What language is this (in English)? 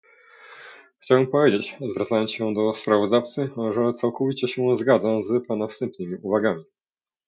Polish